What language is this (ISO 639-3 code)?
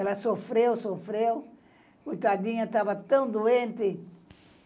por